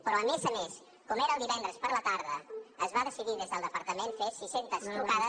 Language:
Catalan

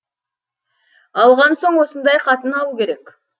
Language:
Kazakh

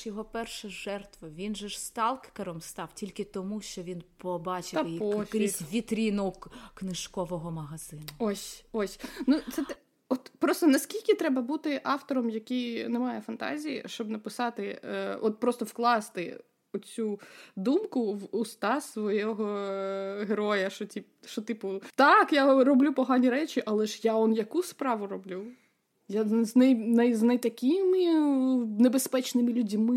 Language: Ukrainian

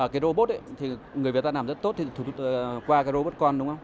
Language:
Vietnamese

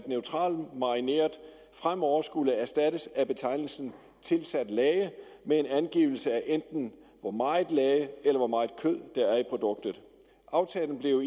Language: Danish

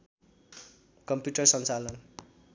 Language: Nepali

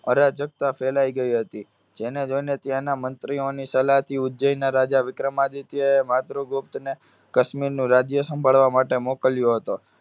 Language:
Gujarati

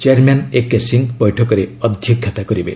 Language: Odia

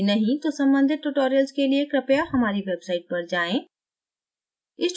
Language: Hindi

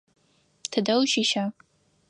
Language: Adyghe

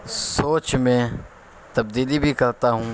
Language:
Urdu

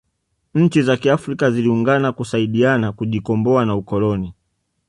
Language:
Swahili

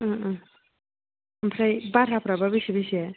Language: Bodo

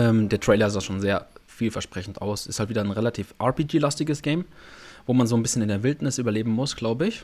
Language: German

